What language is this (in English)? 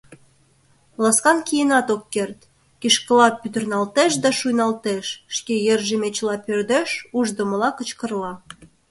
Mari